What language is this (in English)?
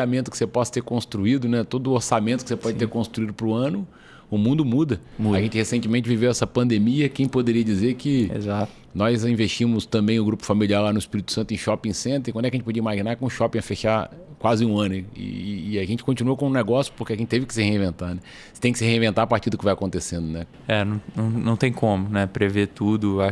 Portuguese